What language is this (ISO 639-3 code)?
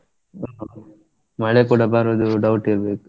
kan